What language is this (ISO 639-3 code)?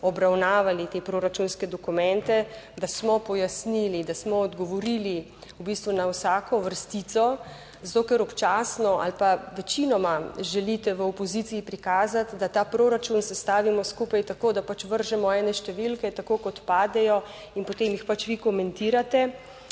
slv